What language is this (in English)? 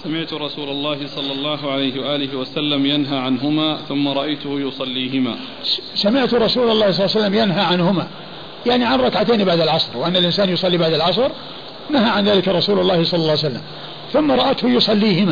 Arabic